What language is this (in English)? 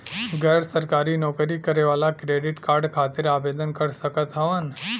Bhojpuri